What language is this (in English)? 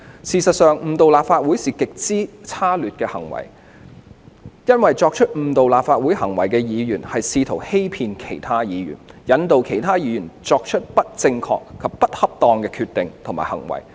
Cantonese